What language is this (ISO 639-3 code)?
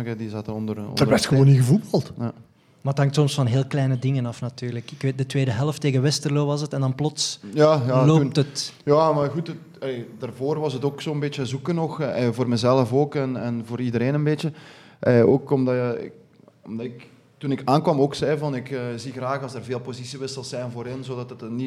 nld